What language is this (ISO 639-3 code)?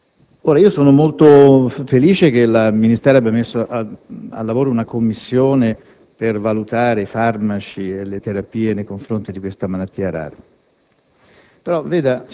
ita